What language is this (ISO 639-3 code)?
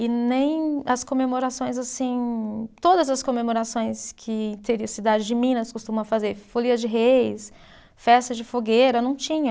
por